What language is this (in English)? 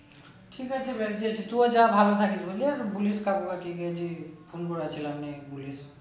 Bangla